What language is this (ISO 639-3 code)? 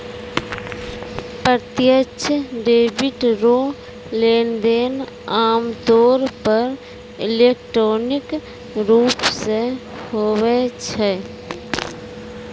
mai